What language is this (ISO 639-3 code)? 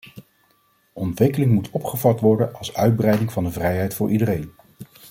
nld